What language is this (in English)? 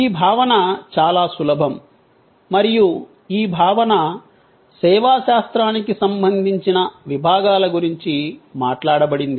Telugu